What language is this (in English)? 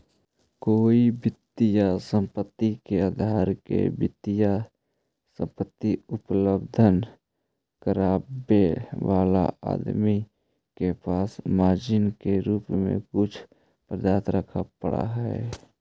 Magahi